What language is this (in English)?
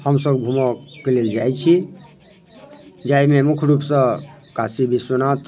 Maithili